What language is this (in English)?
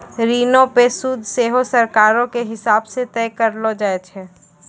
Maithili